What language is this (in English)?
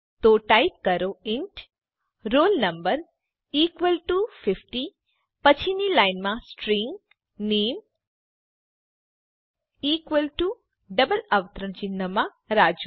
Gujarati